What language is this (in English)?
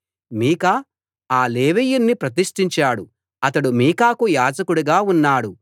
Telugu